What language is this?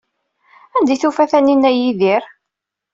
Kabyle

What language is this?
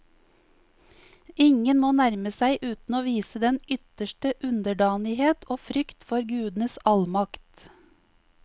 Norwegian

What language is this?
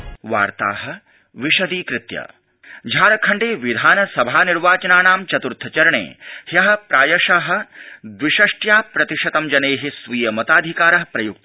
Sanskrit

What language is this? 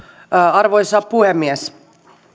Finnish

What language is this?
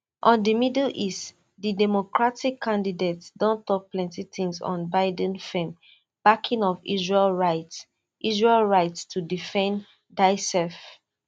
Nigerian Pidgin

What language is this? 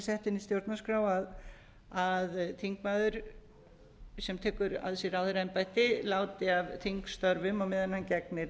Icelandic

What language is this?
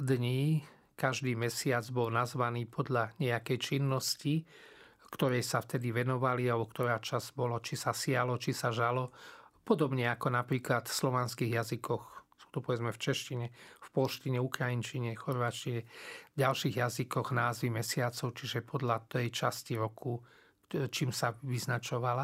Slovak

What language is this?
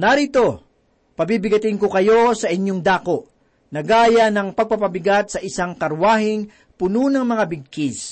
Filipino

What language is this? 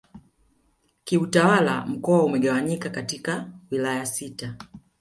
Swahili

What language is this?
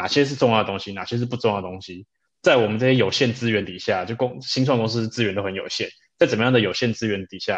Chinese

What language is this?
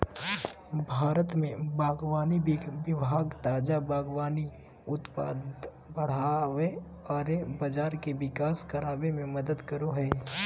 Magahi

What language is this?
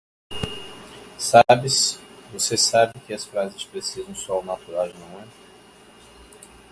Portuguese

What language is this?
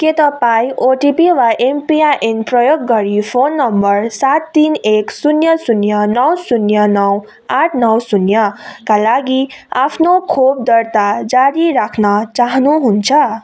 Nepali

